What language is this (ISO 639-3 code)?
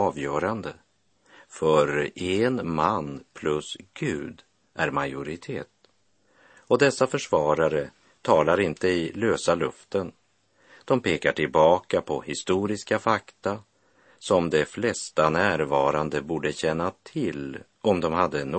swe